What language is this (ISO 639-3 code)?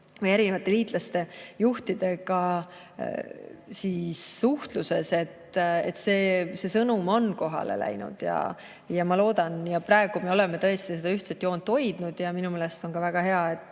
est